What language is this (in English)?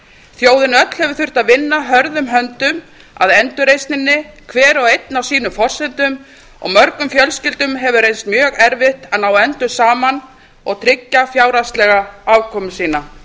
Icelandic